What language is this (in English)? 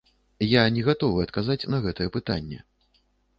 Belarusian